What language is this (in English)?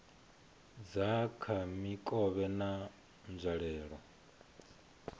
Venda